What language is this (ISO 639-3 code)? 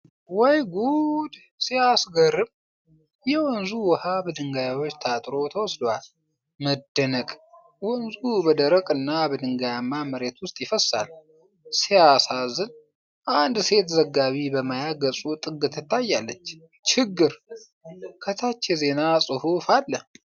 amh